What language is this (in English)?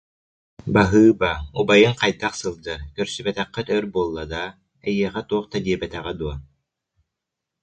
Yakut